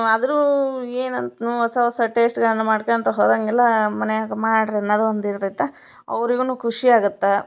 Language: Kannada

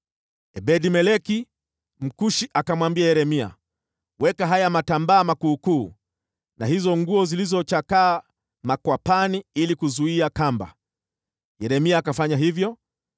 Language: Swahili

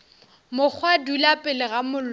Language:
Northern Sotho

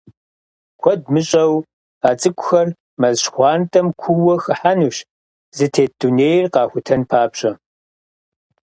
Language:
Kabardian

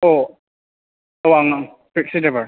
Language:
Bodo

